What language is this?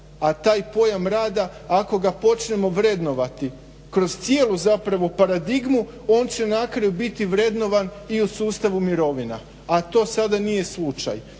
Croatian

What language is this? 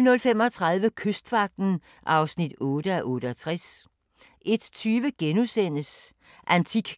Danish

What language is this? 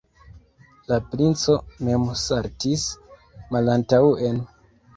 Esperanto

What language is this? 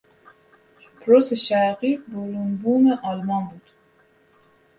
Persian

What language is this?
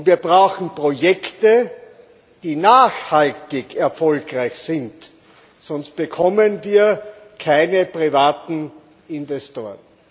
German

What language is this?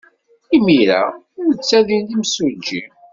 Kabyle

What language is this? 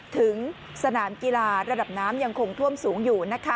Thai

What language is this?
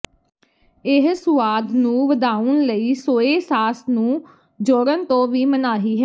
Punjabi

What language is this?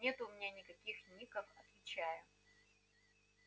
Russian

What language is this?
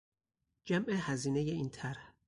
Persian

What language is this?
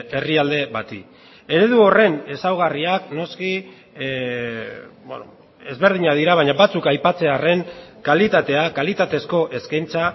Basque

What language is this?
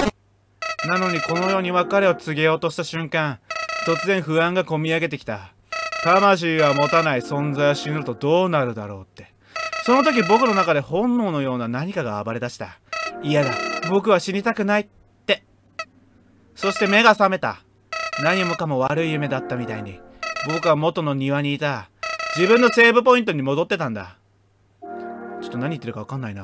Japanese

